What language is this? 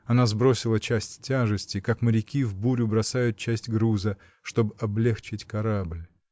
Russian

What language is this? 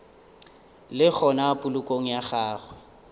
Northern Sotho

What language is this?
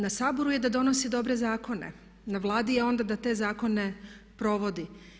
Croatian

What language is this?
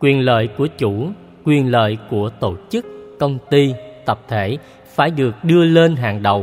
Vietnamese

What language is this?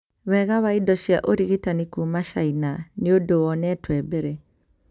Kikuyu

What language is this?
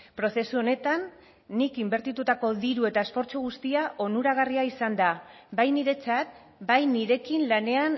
Basque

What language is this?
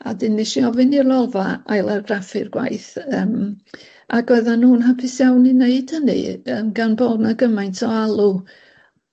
Welsh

